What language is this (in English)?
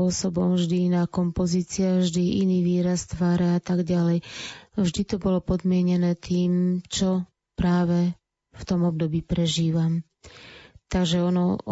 Slovak